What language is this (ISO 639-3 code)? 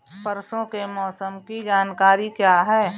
hin